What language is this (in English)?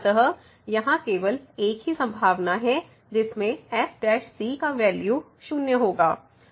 Hindi